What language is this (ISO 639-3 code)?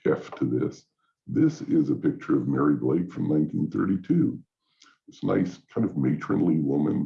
eng